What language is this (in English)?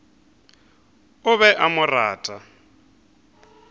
Northern Sotho